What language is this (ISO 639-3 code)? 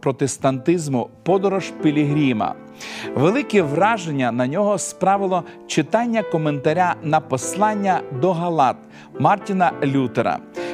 ukr